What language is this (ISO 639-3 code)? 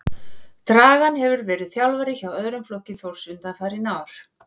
isl